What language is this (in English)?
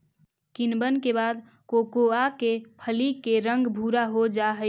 Magahi